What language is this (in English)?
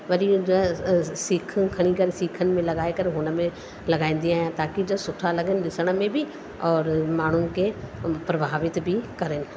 Sindhi